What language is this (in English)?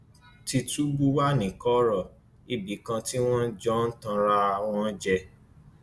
Yoruba